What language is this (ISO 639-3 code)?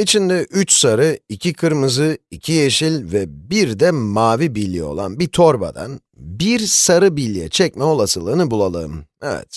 tur